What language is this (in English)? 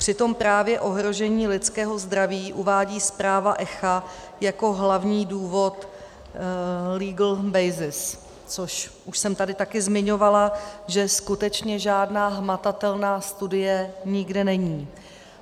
Czech